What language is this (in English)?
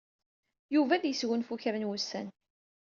Kabyle